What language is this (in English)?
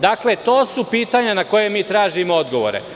Serbian